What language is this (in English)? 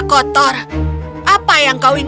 Indonesian